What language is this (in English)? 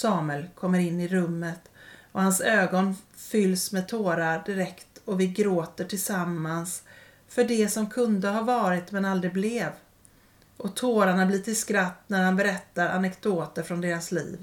Swedish